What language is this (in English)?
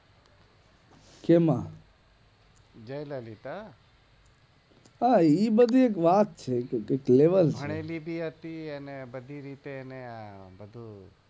Gujarati